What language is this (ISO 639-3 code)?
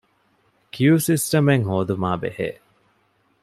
div